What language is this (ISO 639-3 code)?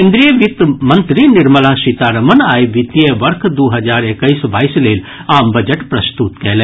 mai